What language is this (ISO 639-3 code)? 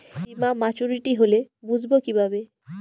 ben